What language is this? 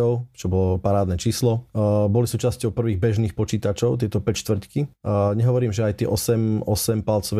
Slovak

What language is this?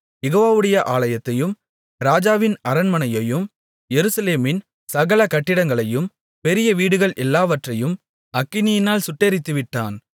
Tamil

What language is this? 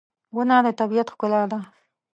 Pashto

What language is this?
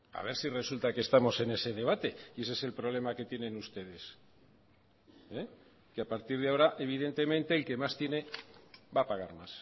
Spanish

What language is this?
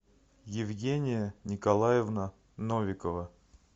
Russian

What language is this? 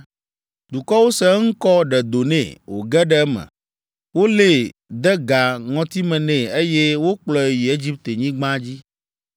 Ewe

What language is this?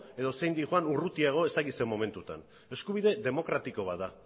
Basque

